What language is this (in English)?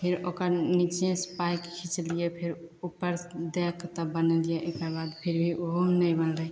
Maithili